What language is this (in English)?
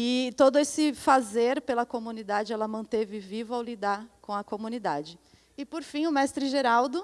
Portuguese